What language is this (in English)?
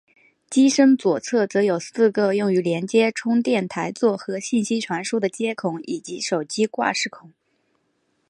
Chinese